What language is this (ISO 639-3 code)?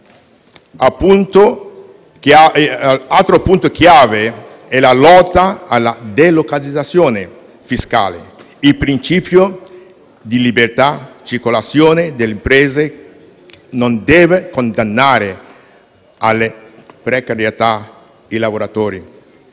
ita